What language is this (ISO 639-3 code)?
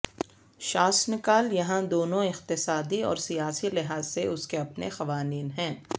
urd